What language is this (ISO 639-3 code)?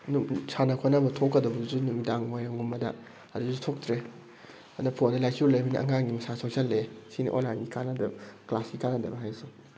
mni